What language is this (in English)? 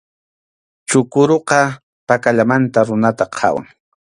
Arequipa-La Unión Quechua